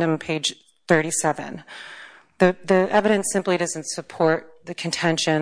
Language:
English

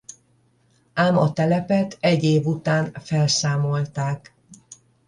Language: Hungarian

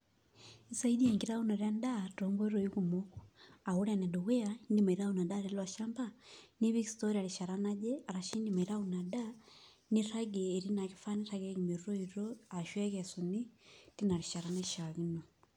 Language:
Masai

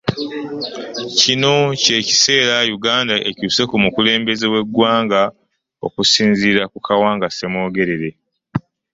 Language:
Ganda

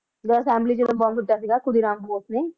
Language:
Punjabi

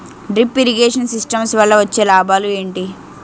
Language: Telugu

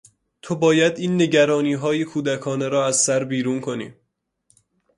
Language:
Persian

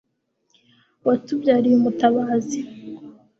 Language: Kinyarwanda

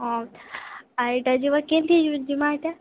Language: Odia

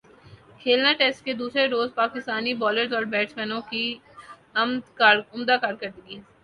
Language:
Urdu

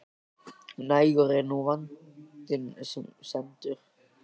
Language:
Icelandic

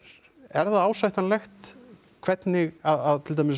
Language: Icelandic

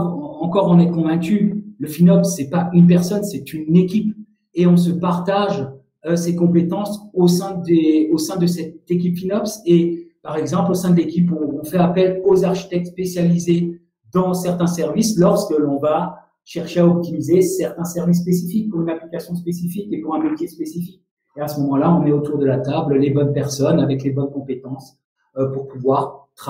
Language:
French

